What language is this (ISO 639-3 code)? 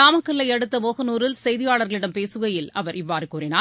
tam